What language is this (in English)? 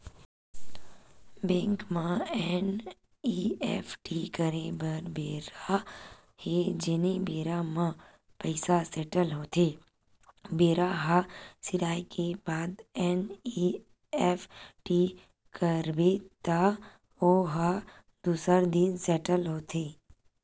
Chhattisgarhi